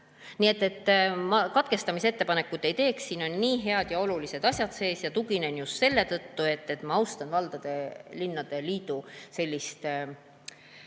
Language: Estonian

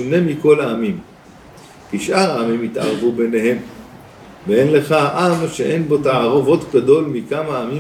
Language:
Hebrew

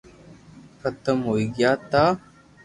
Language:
Loarki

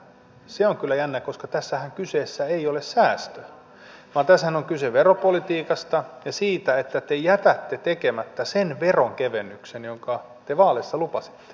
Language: Finnish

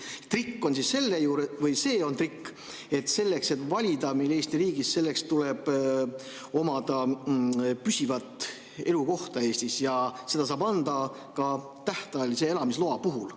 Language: Estonian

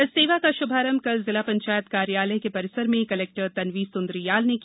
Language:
Hindi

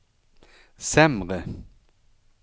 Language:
Swedish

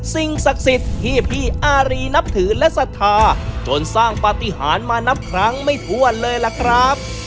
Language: Thai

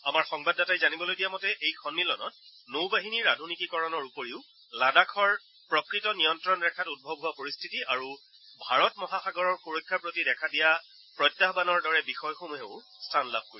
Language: Assamese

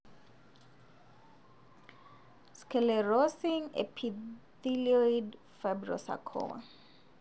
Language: Masai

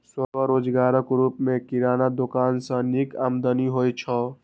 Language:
Maithili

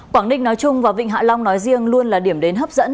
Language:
Vietnamese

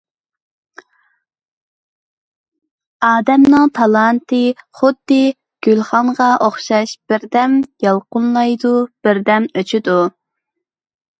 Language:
Uyghur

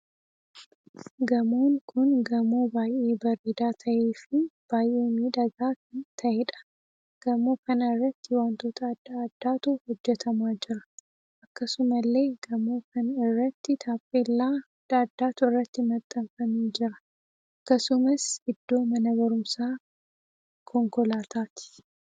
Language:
Oromo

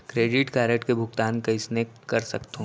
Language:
Chhattisgarhi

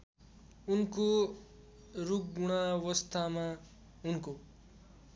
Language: Nepali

